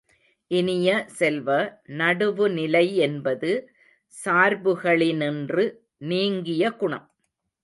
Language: Tamil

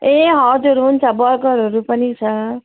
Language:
Nepali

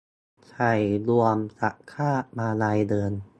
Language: Thai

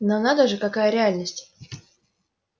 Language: Russian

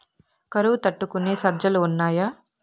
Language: Telugu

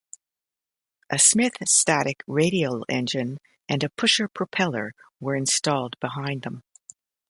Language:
English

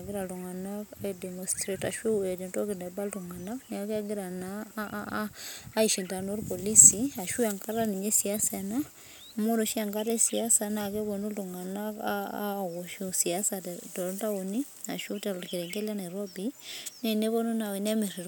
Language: Masai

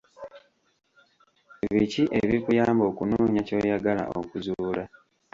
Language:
Ganda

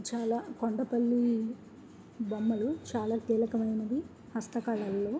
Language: Telugu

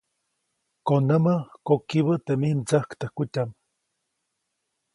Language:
Copainalá Zoque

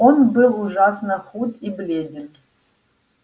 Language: Russian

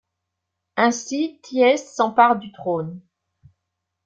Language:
French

